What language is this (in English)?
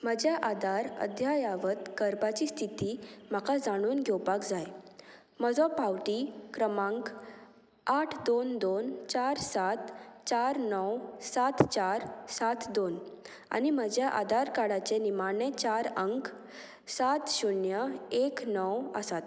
Konkani